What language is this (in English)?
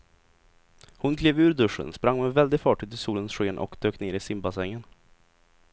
Swedish